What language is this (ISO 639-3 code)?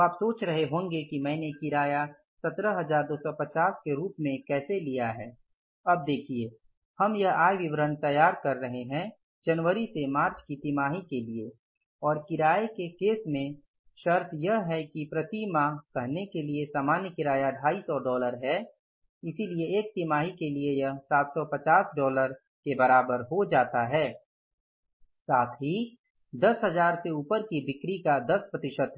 hin